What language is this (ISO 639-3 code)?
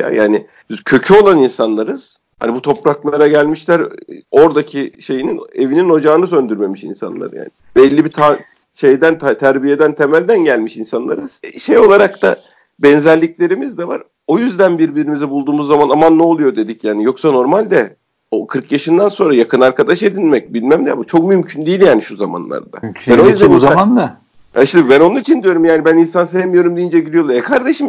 tur